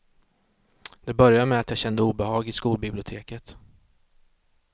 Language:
Swedish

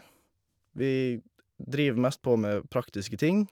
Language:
Norwegian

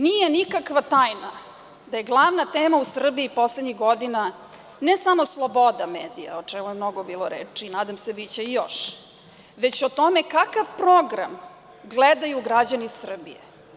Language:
Serbian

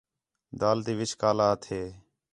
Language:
Khetrani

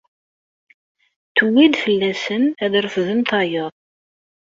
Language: Kabyle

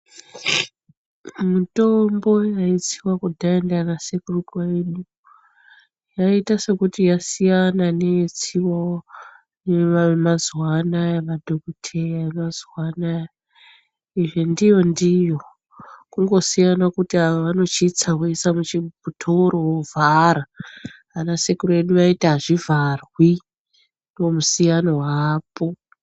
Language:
Ndau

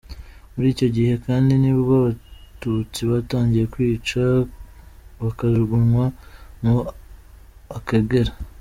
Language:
Kinyarwanda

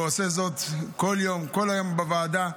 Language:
Hebrew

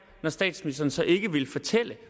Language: Danish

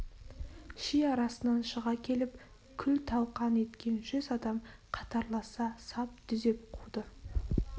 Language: Kazakh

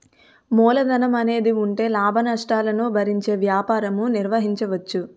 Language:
Telugu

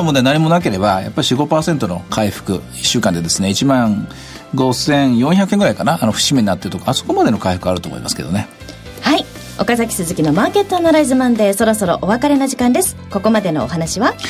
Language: Japanese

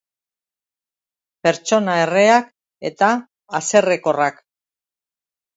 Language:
Basque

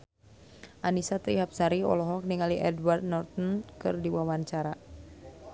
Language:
Sundanese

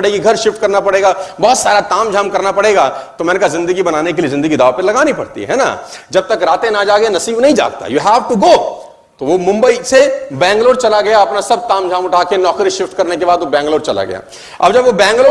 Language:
Hindi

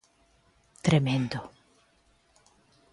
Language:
Galician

